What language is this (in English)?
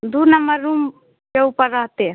Hindi